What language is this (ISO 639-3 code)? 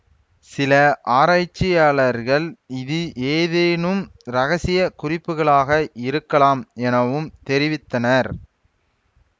tam